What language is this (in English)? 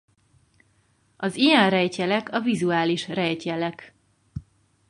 Hungarian